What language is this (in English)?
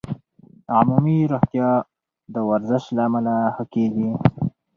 Pashto